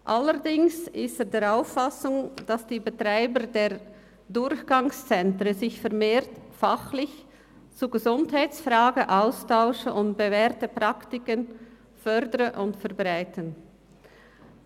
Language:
Swiss German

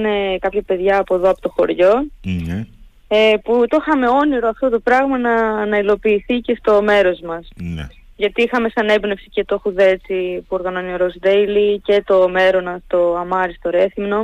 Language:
Greek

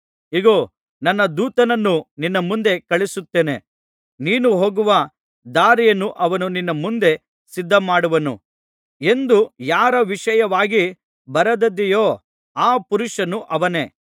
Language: Kannada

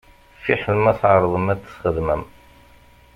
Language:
Kabyle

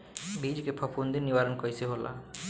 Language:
Bhojpuri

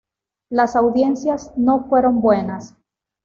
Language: Spanish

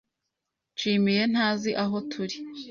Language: Kinyarwanda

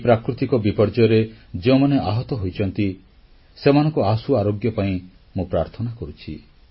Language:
Odia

